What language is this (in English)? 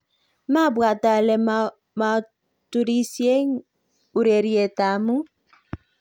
Kalenjin